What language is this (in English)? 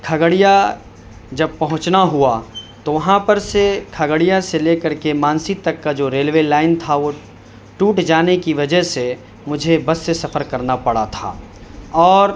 Urdu